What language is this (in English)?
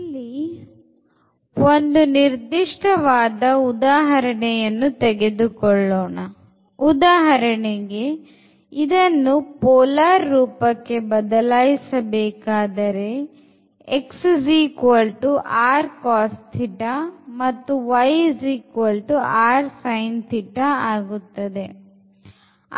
Kannada